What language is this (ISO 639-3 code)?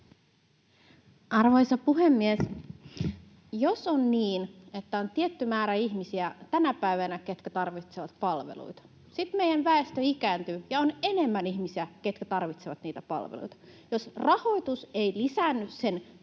fin